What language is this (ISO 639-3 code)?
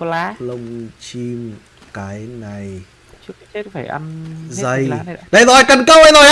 vie